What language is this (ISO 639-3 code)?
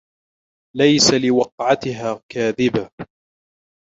ara